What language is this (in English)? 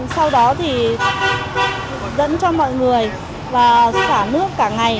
Vietnamese